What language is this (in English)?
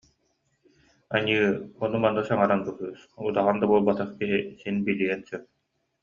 Yakut